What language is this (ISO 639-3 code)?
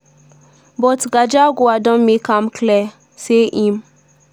pcm